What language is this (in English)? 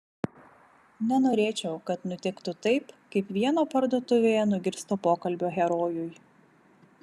Lithuanian